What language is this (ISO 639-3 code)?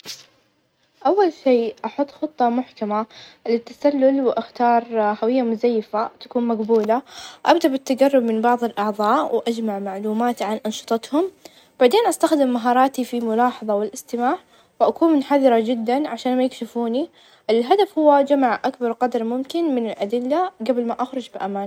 ars